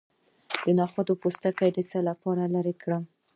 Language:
Pashto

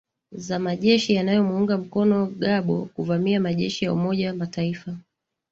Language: Swahili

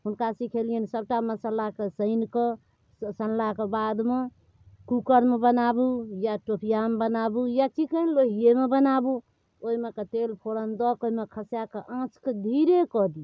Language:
Maithili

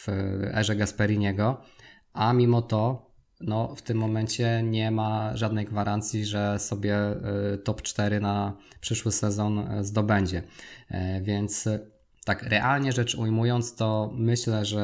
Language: Polish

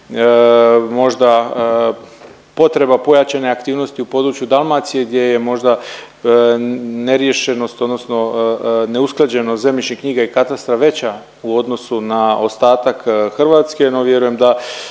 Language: Croatian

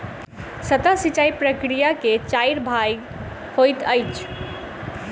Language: Maithili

